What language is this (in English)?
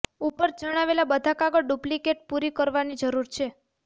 Gujarati